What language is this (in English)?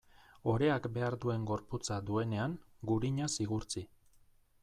Basque